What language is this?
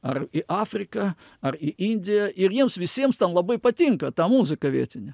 Lithuanian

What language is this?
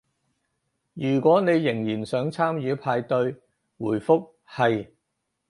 Cantonese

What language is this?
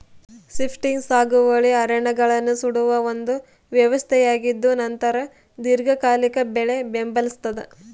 Kannada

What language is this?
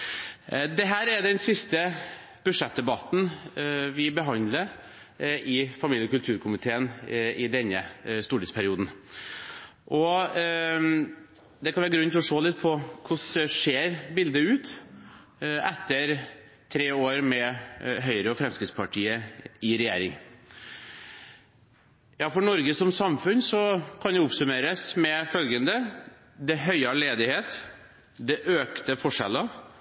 Norwegian Bokmål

